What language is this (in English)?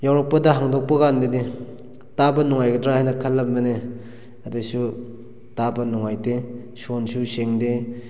Manipuri